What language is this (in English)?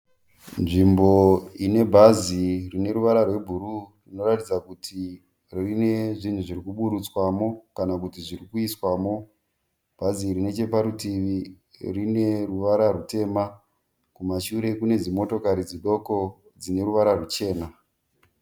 Shona